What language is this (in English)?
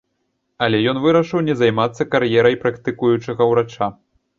Belarusian